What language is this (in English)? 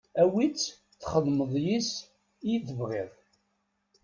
Kabyle